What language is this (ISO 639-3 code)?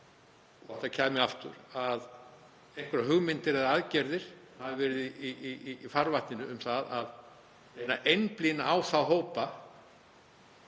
isl